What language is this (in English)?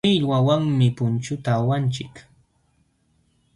Jauja Wanca Quechua